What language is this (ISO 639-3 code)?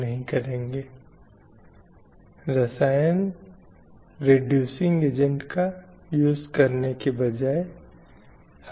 hin